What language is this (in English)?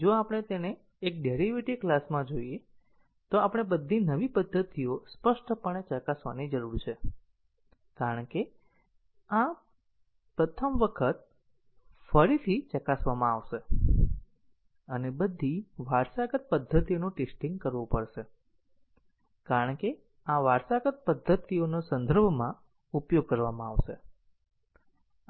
Gujarati